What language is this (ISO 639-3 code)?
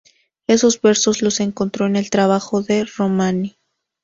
spa